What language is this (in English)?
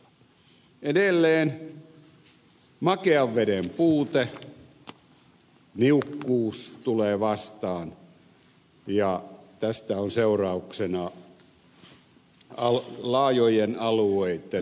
Finnish